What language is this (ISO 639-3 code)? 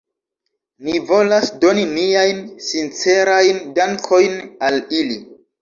epo